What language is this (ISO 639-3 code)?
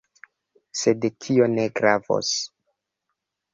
epo